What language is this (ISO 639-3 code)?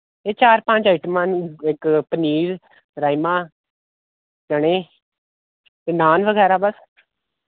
doi